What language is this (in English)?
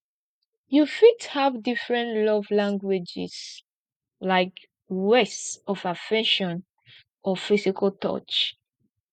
Nigerian Pidgin